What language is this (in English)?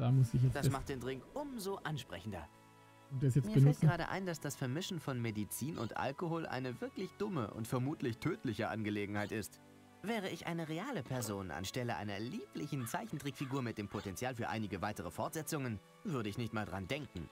German